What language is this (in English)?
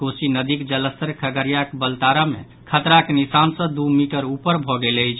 Maithili